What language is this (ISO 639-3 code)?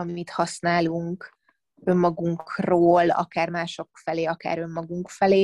hun